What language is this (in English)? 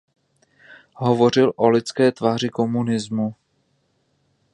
Czech